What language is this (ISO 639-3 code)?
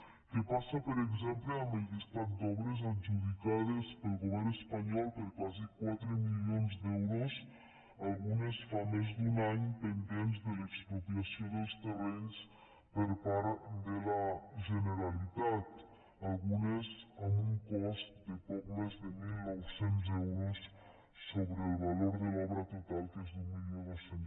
cat